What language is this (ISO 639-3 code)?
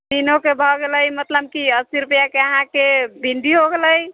mai